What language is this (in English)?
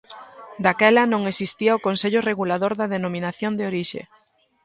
Galician